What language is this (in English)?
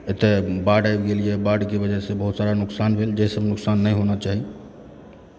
Maithili